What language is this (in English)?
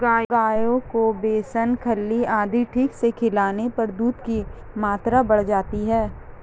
Hindi